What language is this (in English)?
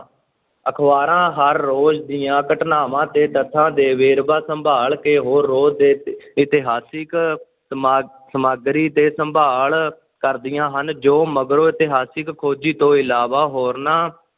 Punjabi